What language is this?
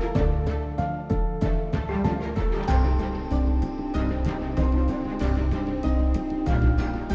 Indonesian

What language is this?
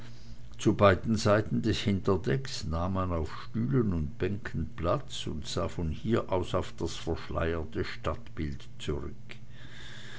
German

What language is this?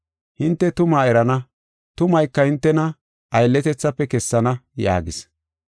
Gofa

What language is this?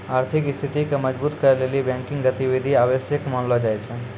Maithili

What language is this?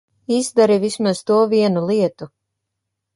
Latvian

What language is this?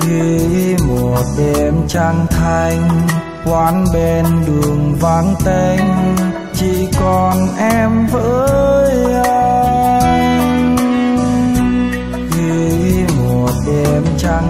Vietnamese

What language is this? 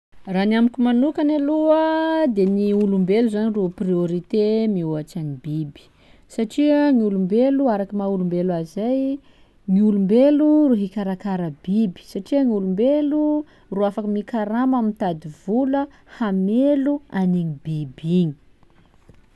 Sakalava Malagasy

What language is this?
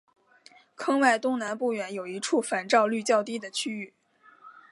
Chinese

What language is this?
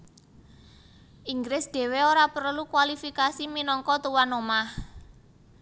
Javanese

